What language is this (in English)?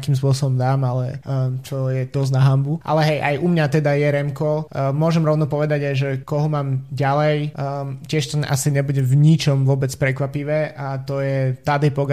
Slovak